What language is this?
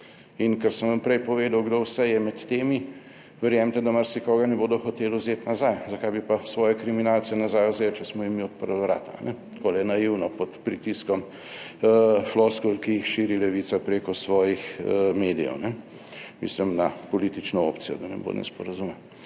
Slovenian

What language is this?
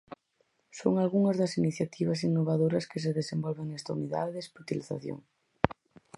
Galician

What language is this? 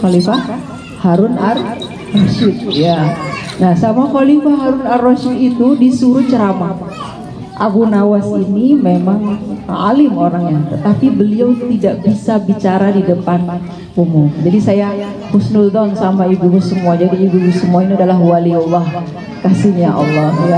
Indonesian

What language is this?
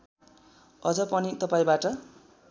Nepali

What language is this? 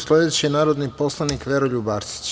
Serbian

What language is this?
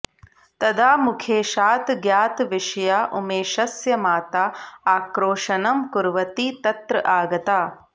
Sanskrit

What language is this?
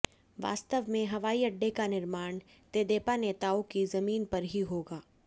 Hindi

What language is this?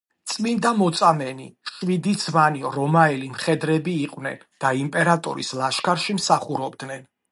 Georgian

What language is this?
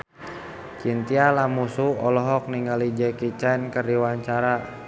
Sundanese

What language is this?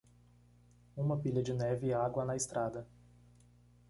Portuguese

